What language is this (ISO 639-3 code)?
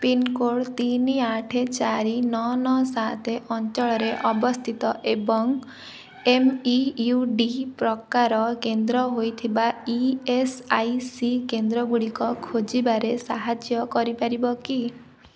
ori